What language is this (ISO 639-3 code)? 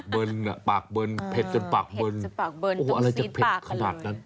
tha